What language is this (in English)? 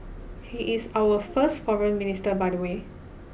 English